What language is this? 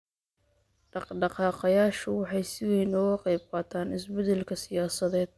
Somali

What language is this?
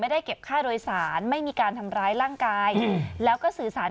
Thai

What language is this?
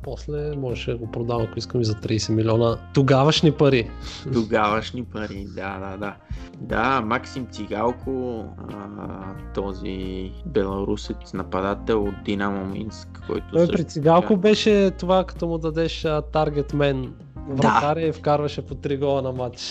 Bulgarian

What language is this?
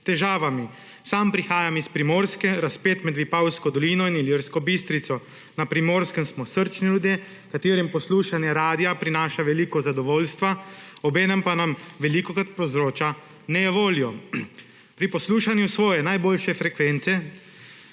Slovenian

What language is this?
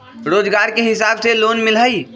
Magahi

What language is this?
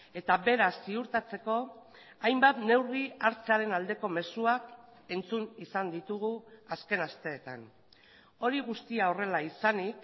Basque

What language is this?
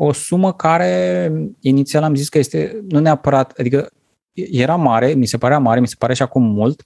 Romanian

